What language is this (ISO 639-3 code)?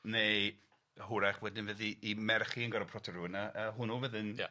cym